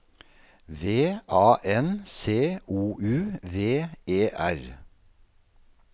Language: Norwegian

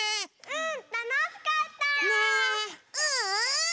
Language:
Japanese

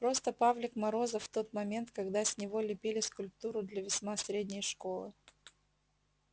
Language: Russian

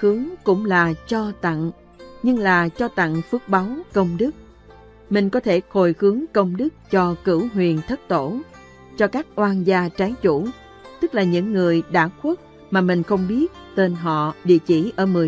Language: Vietnamese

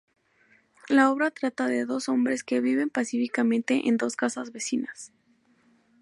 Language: Spanish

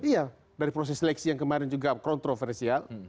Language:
Indonesian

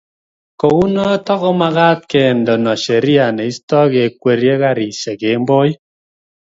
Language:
Kalenjin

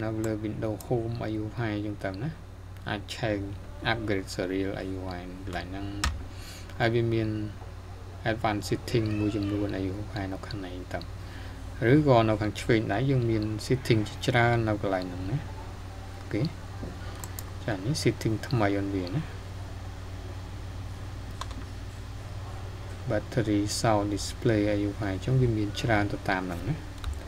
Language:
Thai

